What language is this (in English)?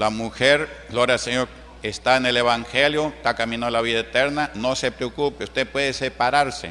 Spanish